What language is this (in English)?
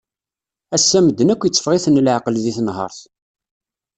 Kabyle